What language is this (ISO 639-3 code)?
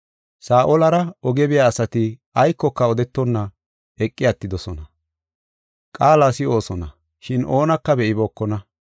gof